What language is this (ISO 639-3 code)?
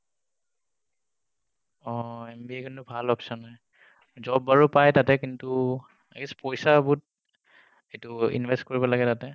asm